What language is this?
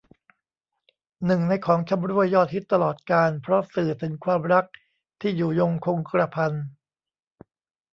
Thai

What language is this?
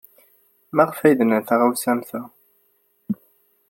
Kabyle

